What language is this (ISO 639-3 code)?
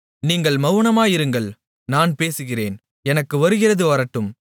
tam